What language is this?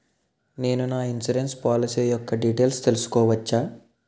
Telugu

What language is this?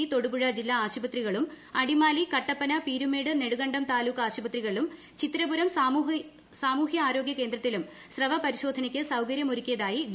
Malayalam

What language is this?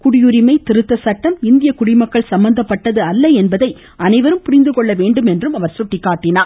Tamil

